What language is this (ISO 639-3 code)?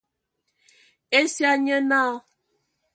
ewo